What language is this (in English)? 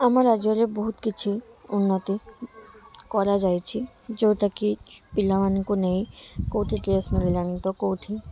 Odia